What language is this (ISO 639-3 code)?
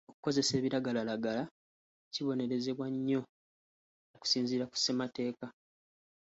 lug